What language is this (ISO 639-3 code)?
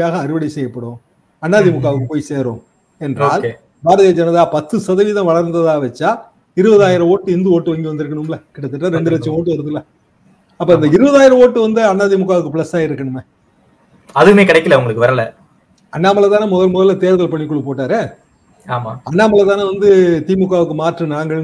hin